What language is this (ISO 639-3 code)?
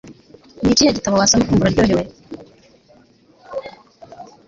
kin